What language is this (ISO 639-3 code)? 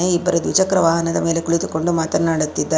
kan